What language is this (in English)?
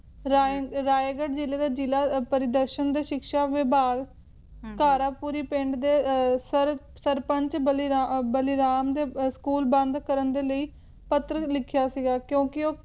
Punjabi